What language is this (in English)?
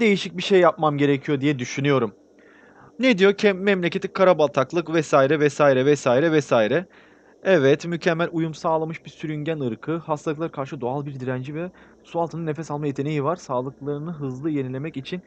Turkish